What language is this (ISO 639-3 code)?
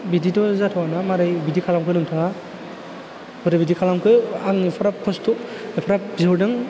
brx